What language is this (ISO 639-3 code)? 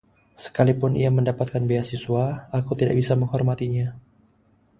ind